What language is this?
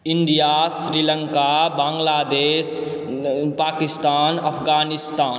Maithili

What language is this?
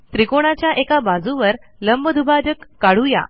Marathi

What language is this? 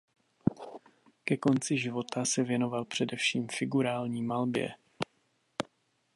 Czech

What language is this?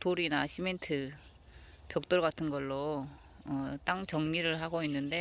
Korean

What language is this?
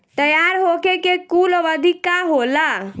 Bhojpuri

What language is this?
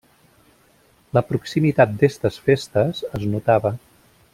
Catalan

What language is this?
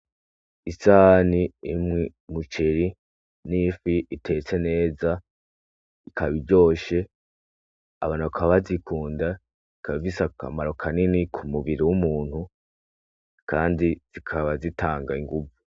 Rundi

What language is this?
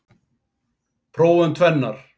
Icelandic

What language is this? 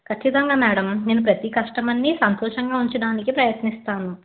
Telugu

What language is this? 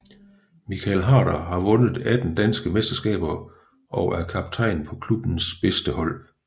Danish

